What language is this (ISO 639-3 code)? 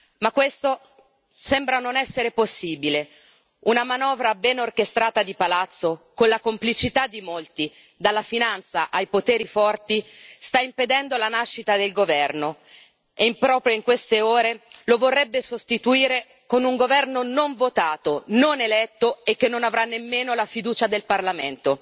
ita